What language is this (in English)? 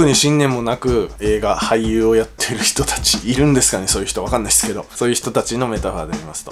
Japanese